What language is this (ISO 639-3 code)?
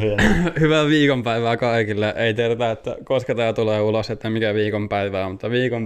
fin